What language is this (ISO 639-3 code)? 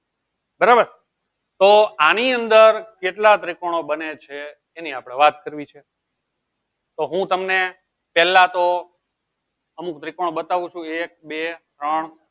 guj